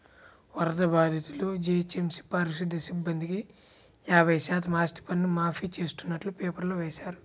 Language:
Telugu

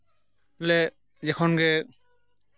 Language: Santali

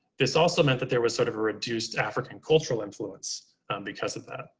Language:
English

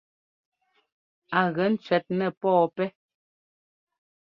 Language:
Ngomba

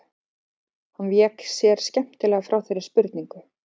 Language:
Icelandic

